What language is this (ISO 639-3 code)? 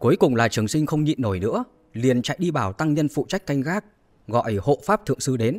vie